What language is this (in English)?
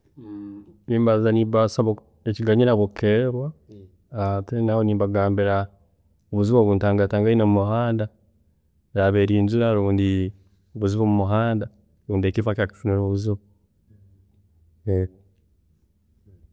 Tooro